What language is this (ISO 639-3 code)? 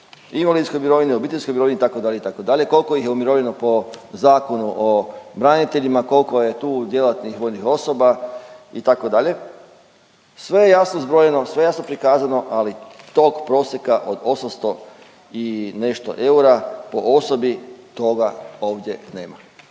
hrv